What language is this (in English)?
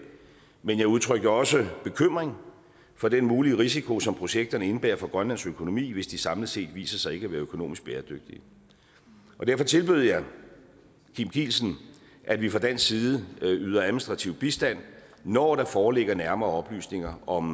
Danish